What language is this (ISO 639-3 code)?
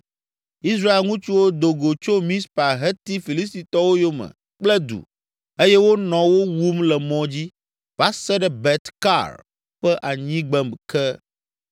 ewe